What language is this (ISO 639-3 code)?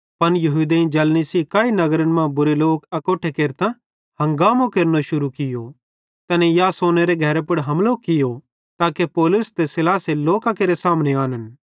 bhd